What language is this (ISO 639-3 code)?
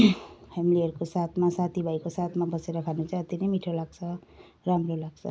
nep